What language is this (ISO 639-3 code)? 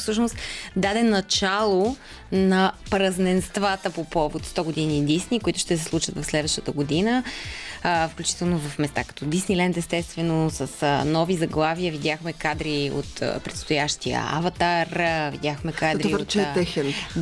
bul